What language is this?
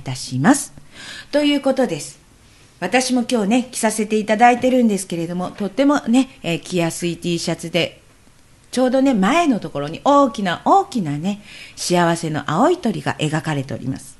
Japanese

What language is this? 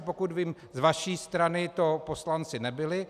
Czech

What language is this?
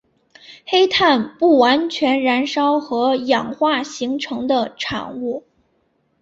Chinese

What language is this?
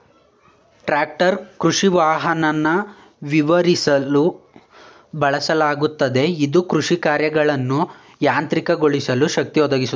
Kannada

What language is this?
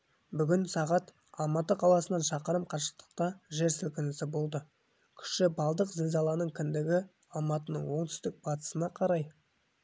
Kazakh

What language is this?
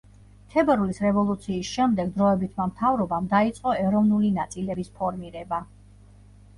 Georgian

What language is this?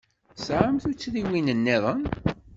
Kabyle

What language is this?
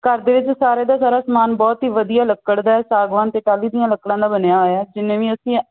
Punjabi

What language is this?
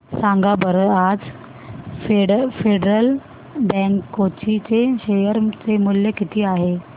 Marathi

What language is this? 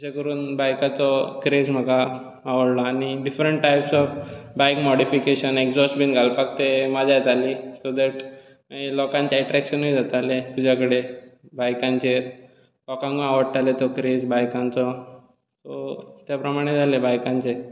Konkani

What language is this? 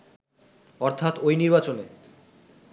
Bangla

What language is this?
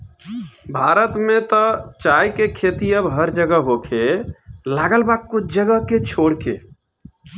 Bhojpuri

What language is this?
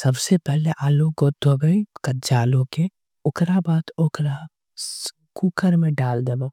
Angika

